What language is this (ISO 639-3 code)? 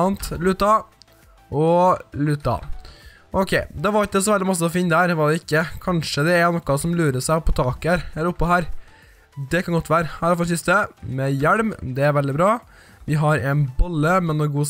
nor